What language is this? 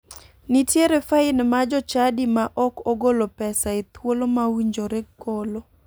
Luo (Kenya and Tanzania)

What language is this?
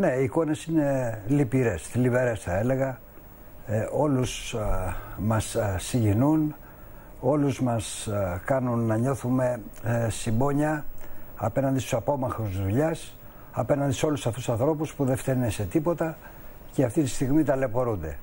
Greek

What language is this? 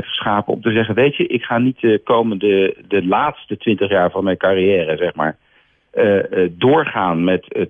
Dutch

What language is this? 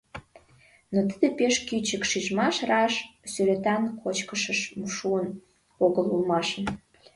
Mari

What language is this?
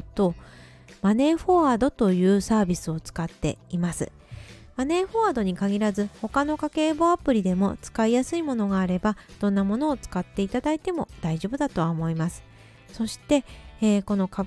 Japanese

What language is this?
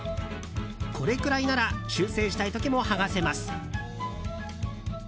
Japanese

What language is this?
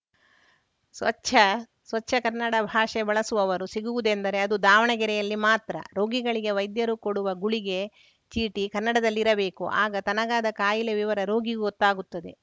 Kannada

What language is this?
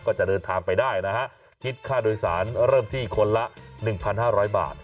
Thai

